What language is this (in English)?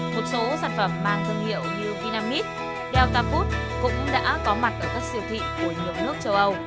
Vietnamese